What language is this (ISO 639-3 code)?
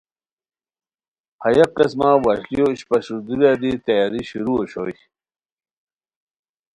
khw